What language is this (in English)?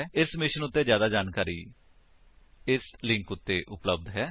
Punjabi